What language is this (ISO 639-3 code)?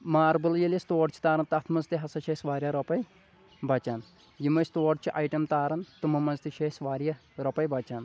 kas